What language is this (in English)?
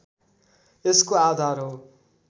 Nepali